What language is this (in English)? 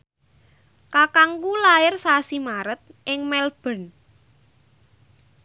Javanese